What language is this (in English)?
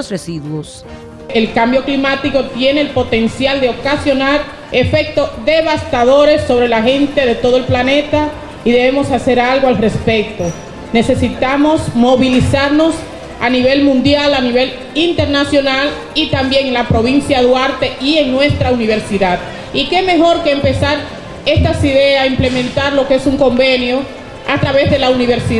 Spanish